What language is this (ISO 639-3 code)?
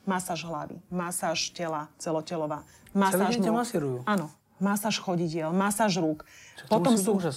slk